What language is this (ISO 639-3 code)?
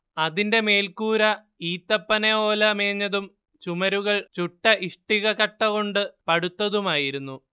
mal